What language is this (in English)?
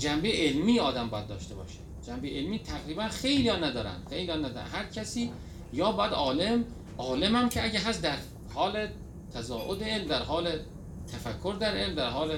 Persian